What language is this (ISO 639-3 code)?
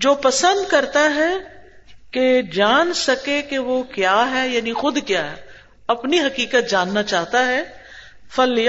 urd